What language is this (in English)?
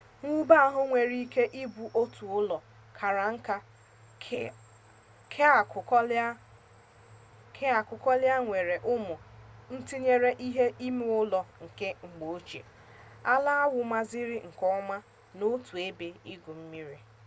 Igbo